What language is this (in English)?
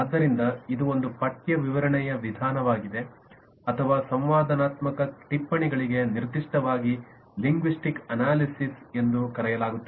Kannada